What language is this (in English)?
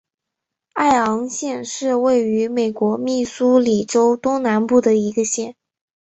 Chinese